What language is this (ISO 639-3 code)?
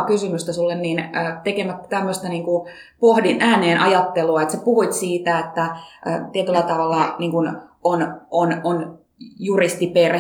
fin